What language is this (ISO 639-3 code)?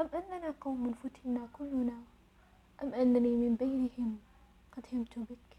ara